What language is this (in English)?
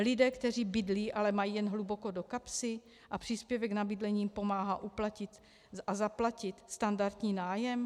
Czech